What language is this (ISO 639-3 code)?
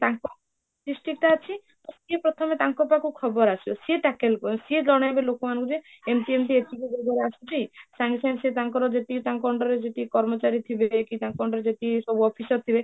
ori